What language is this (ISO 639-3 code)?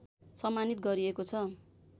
nep